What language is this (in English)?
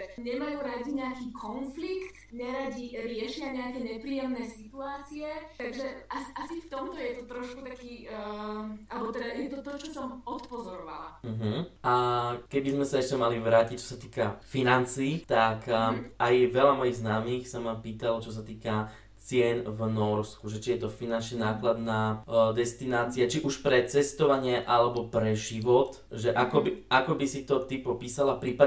Slovak